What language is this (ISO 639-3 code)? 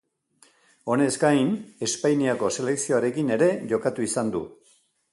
eus